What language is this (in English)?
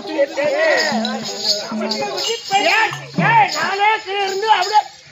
Arabic